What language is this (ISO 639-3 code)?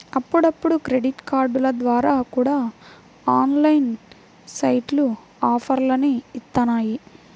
tel